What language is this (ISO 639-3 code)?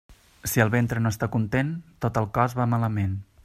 cat